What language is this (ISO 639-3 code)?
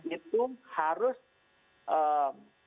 ind